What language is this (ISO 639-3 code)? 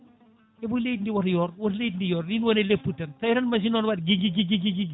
ful